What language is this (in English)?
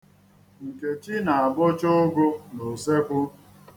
Igbo